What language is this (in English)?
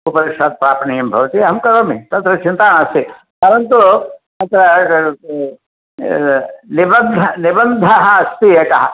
Sanskrit